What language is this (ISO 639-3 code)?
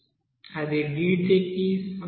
tel